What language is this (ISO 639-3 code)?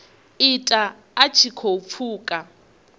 ven